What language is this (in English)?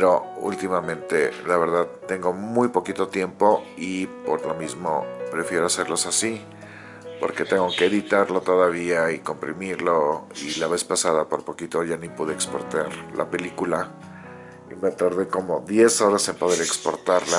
Spanish